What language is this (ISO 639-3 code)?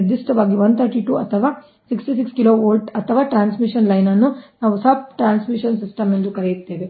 kan